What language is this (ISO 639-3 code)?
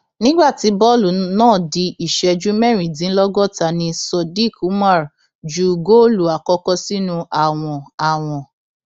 yor